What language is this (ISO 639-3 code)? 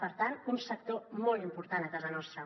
cat